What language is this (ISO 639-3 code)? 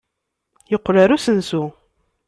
kab